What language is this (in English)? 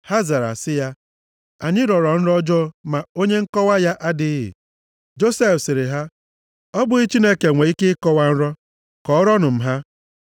Igbo